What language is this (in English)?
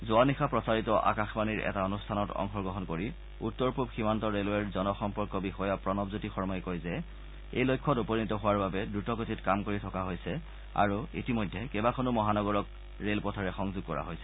Assamese